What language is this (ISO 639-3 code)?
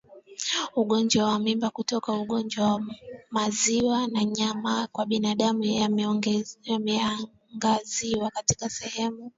swa